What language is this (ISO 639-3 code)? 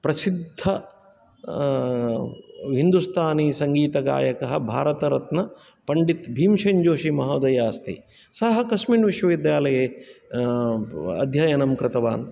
san